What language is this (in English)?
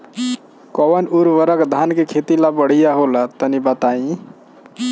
Bhojpuri